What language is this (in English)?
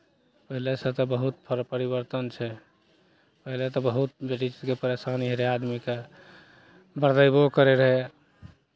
Maithili